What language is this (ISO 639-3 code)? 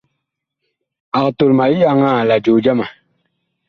bkh